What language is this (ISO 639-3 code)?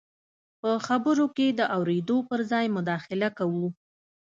pus